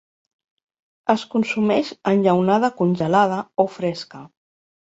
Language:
Catalan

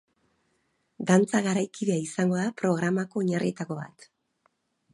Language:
Basque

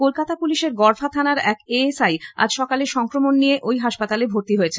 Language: Bangla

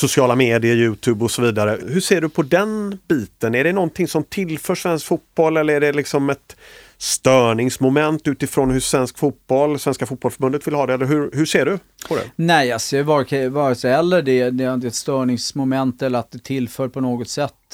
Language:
Swedish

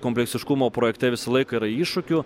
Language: Lithuanian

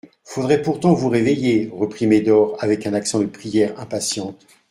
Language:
French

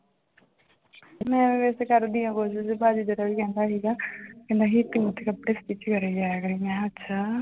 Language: Punjabi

